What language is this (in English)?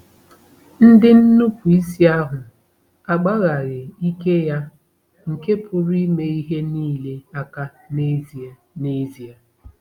Igbo